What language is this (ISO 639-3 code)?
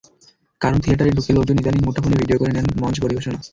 ben